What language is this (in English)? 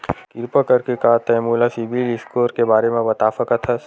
Chhattisgarhi